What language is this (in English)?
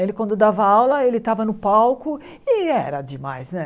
Portuguese